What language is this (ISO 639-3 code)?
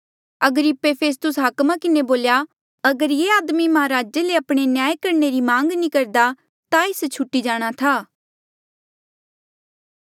mjl